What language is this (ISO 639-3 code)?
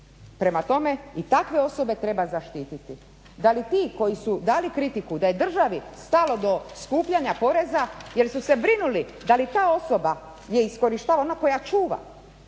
hrv